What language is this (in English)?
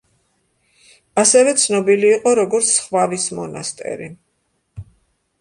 Georgian